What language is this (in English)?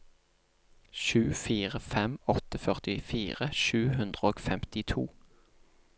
Norwegian